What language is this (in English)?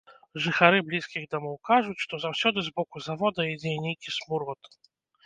Belarusian